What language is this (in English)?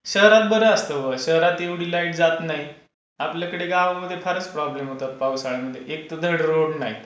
Marathi